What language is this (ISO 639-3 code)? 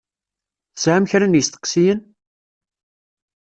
kab